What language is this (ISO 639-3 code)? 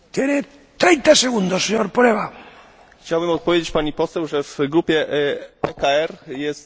pol